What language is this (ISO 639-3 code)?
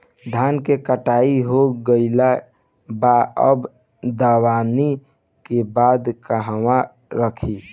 bho